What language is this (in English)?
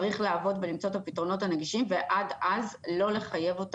Hebrew